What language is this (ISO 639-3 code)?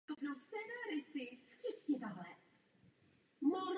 ces